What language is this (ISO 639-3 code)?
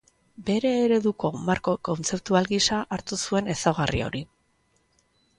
eus